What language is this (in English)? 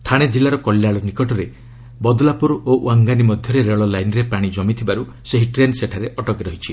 Odia